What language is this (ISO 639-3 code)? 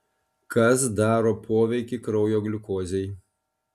lit